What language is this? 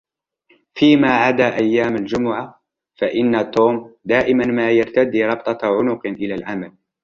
Arabic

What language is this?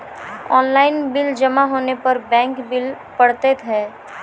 Maithili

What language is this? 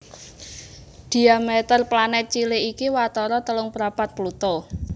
Javanese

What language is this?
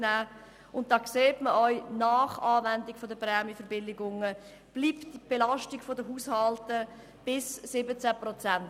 Swiss German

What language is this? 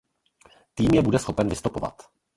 Czech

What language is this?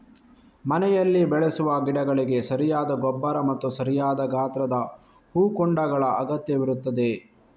Kannada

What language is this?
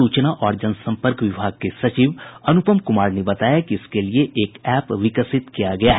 Hindi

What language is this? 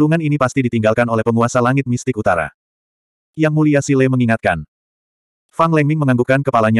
Indonesian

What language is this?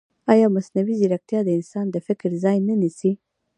Pashto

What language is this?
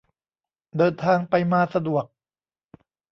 Thai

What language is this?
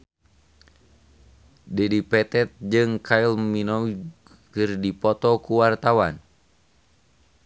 Sundanese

